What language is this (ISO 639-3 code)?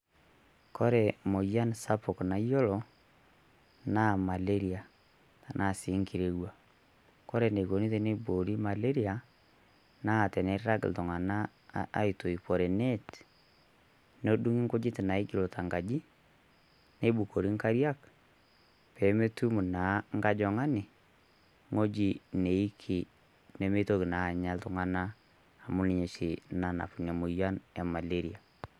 mas